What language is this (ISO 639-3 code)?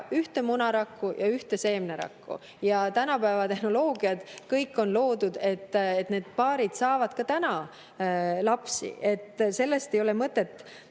est